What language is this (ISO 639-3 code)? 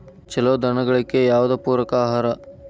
kan